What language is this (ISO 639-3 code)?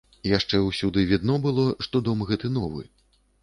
bel